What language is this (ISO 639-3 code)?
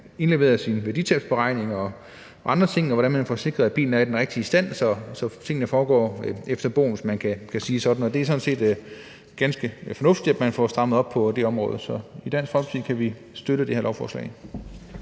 dan